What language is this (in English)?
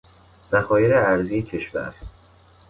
Persian